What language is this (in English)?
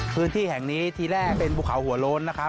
Thai